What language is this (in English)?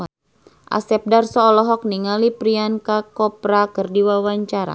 Sundanese